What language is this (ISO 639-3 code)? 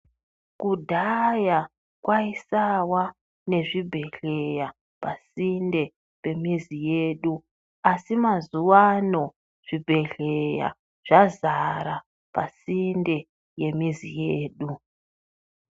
ndc